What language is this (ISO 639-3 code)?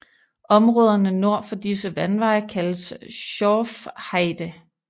dan